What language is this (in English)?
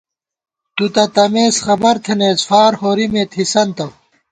Gawar-Bati